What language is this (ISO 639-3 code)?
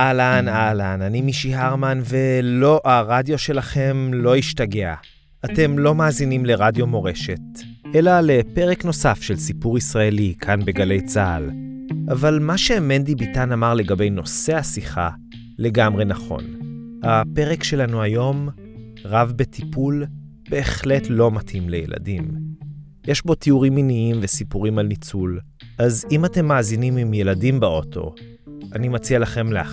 heb